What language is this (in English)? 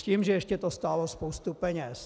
Czech